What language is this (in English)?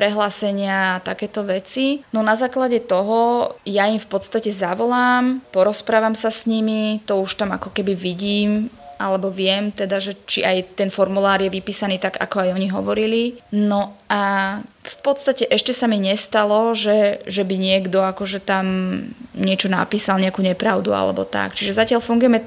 Slovak